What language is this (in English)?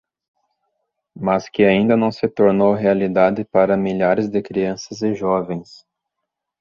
Portuguese